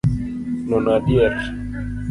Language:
Luo (Kenya and Tanzania)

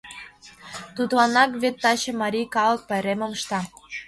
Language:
Mari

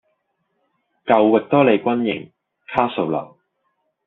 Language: Cantonese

